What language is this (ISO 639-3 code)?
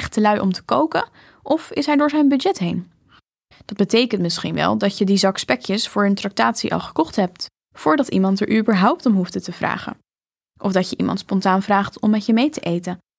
nld